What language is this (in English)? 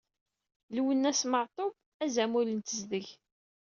Kabyle